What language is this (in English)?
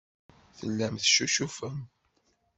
Kabyle